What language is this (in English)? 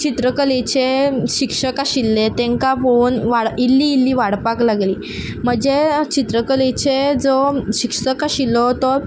Konkani